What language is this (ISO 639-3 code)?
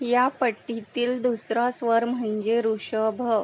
mar